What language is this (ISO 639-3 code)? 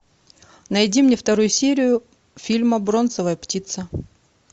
rus